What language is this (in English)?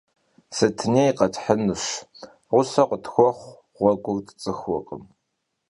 Kabardian